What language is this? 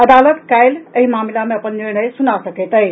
Maithili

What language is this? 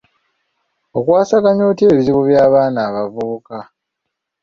Ganda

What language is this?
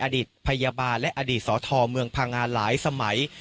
Thai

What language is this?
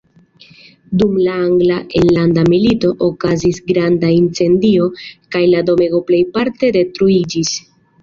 Esperanto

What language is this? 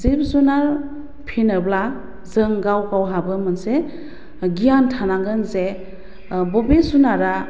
Bodo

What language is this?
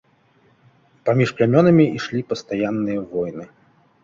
Belarusian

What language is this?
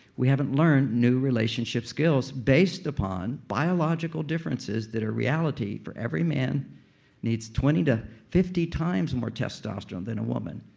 English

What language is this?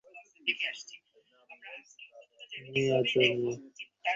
Bangla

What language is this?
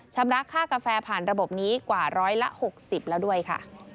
Thai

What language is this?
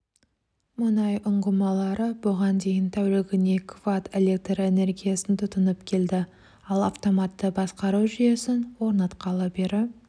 Kazakh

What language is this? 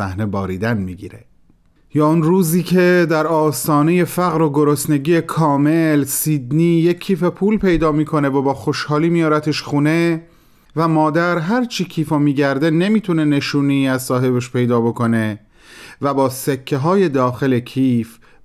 Persian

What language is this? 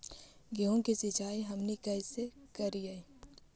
Magahi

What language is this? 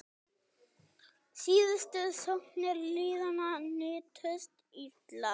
Icelandic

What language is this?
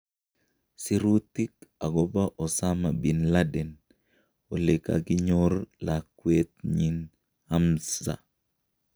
Kalenjin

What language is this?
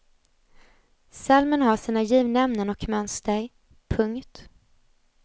Swedish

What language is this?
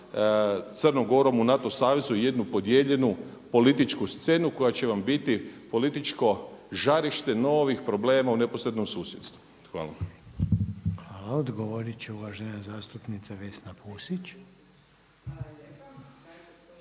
Croatian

